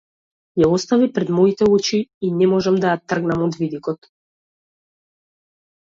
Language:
Macedonian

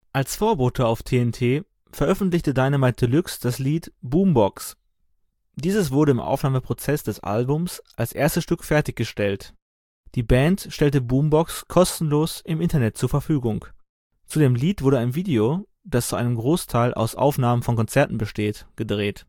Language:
German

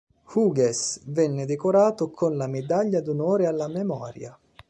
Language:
Italian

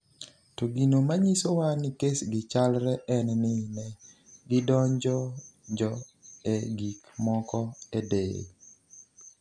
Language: Luo (Kenya and Tanzania)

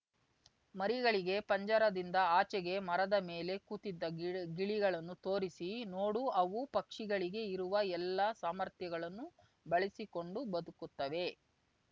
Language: Kannada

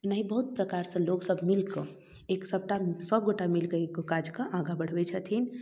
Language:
Maithili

